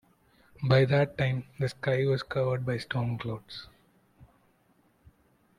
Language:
English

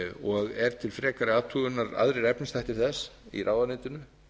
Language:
Icelandic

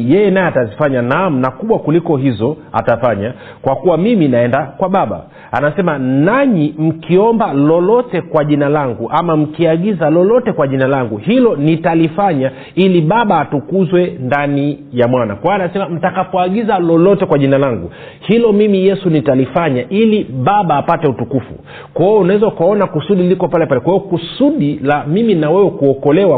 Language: Swahili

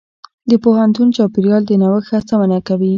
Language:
Pashto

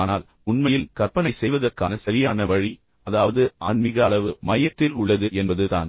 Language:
Tamil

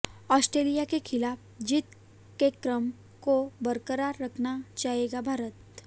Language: Hindi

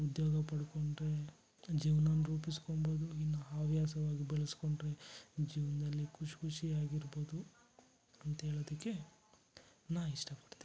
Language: Kannada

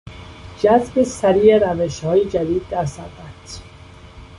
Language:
Persian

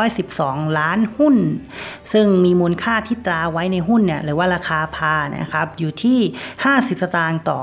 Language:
Thai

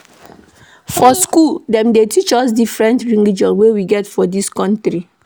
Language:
Nigerian Pidgin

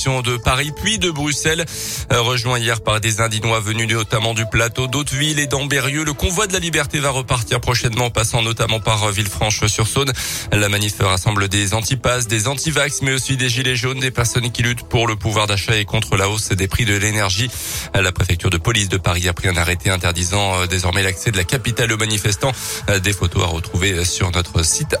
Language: French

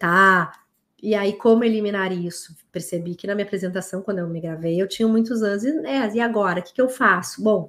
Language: Portuguese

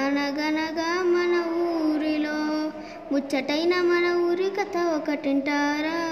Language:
Telugu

